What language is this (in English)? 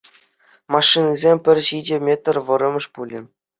Chuvash